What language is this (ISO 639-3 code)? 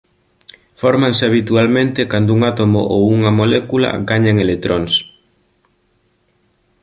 glg